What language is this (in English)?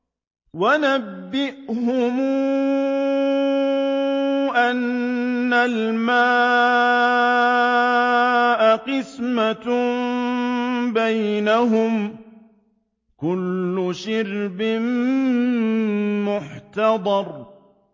Arabic